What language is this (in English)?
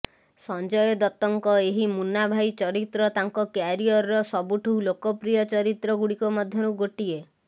Odia